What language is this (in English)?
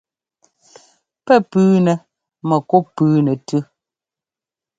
Ngomba